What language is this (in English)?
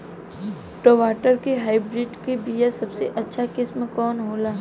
Bhojpuri